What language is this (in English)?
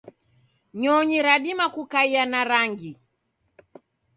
Taita